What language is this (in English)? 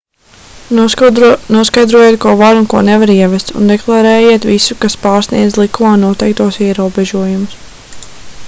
Latvian